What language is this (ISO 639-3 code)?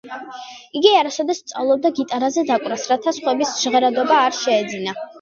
kat